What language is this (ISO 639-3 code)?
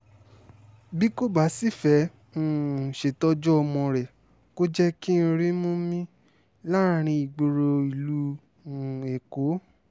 yor